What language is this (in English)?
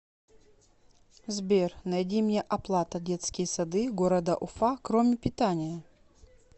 Russian